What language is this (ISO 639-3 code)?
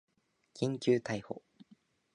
jpn